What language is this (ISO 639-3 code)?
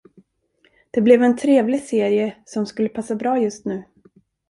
swe